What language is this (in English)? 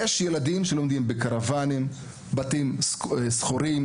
Hebrew